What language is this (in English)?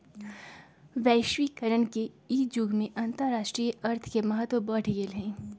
Magahi